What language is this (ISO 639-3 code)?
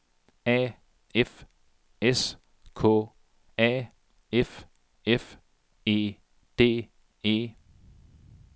dan